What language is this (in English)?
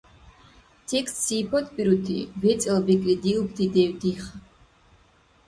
Dargwa